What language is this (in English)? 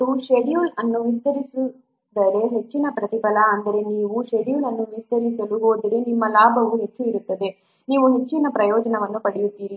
Kannada